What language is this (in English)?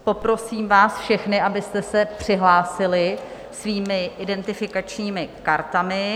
Czech